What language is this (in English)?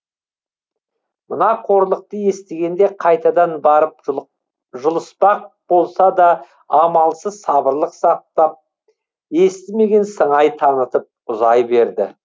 Kazakh